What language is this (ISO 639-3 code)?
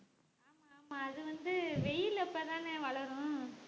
tam